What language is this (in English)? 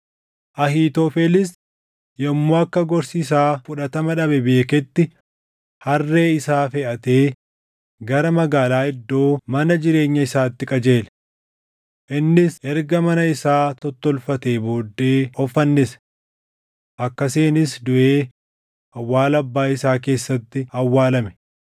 Oromo